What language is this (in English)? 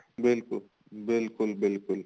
Punjabi